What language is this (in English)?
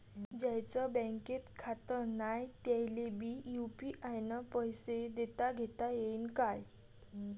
Marathi